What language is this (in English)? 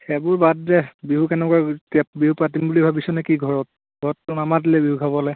Assamese